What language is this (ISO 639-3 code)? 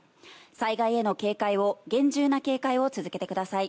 jpn